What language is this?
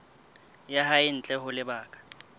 Southern Sotho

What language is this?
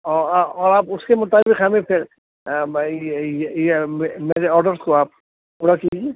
Urdu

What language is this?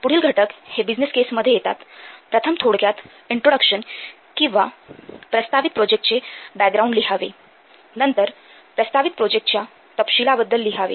Marathi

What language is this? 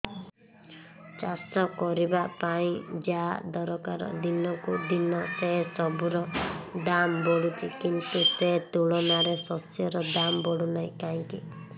Odia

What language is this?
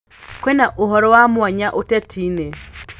Kikuyu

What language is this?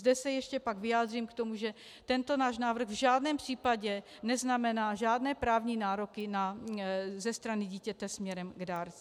Czech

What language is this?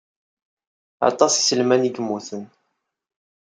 Kabyle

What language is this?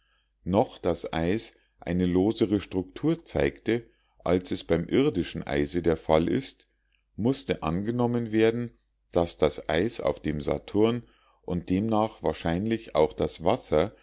German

